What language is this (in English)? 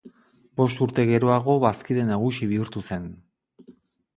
Basque